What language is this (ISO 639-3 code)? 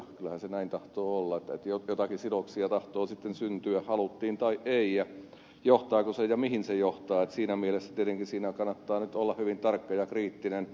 fin